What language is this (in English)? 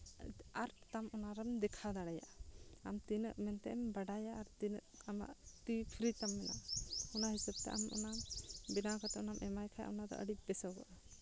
Santali